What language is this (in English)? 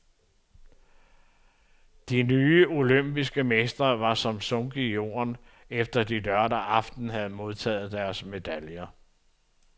Danish